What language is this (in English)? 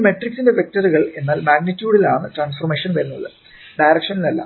Malayalam